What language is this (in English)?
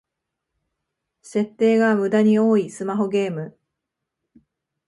Japanese